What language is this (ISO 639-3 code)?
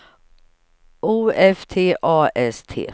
swe